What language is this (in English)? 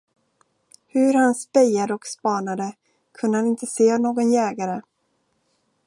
Swedish